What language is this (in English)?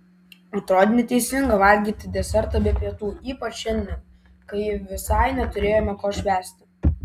Lithuanian